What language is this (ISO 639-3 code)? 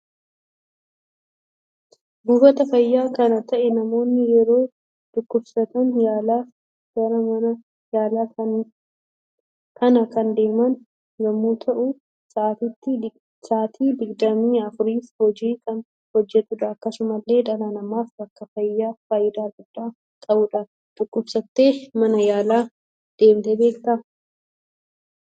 orm